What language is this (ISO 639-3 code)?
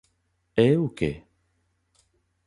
glg